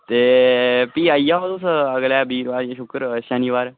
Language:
Dogri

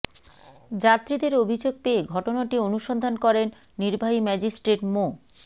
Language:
Bangla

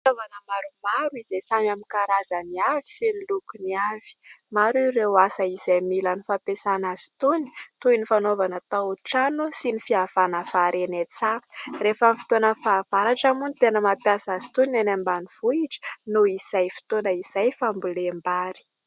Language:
Malagasy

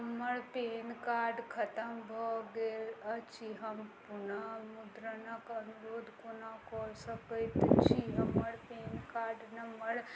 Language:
Maithili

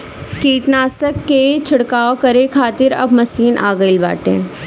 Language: Bhojpuri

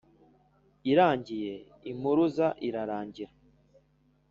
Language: Kinyarwanda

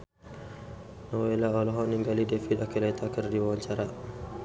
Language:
Sundanese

